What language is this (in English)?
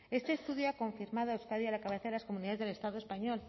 Spanish